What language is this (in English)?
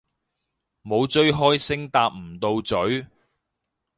Cantonese